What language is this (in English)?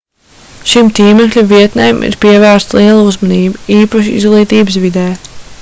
Latvian